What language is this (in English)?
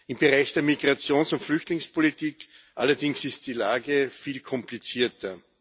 German